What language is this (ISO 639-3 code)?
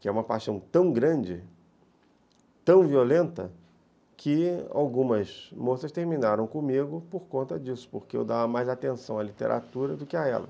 por